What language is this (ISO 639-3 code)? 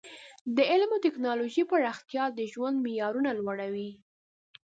pus